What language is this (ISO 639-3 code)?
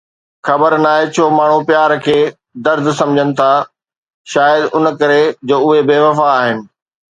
snd